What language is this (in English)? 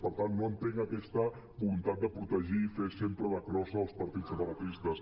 Catalan